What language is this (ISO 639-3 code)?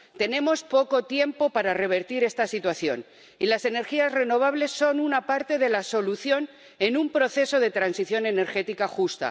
spa